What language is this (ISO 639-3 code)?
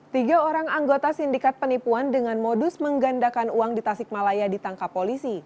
ind